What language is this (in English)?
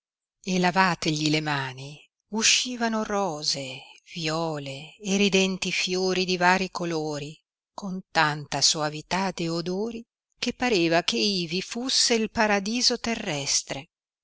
Italian